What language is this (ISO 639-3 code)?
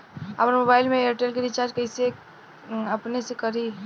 bho